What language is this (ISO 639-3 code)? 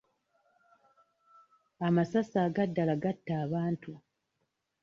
lug